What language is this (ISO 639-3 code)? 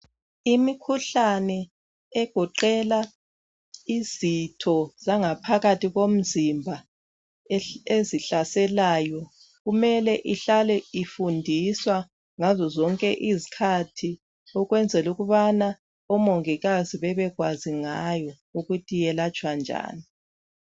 nde